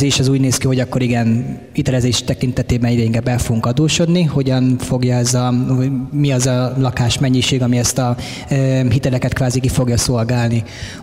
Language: Hungarian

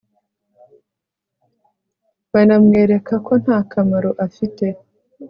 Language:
Kinyarwanda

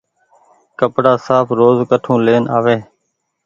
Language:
Goaria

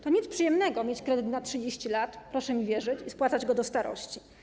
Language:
Polish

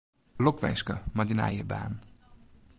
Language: Western Frisian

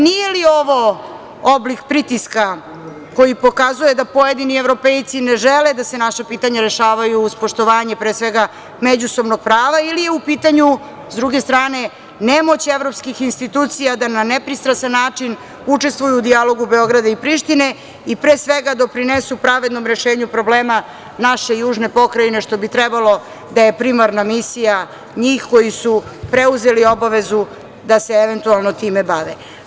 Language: Serbian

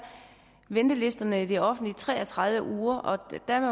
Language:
Danish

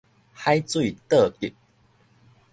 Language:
Min Nan Chinese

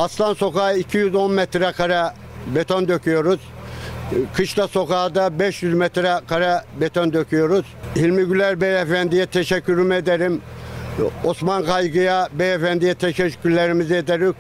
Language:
Turkish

